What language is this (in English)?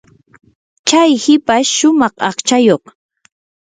Yanahuanca Pasco Quechua